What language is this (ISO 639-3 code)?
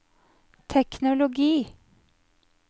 nor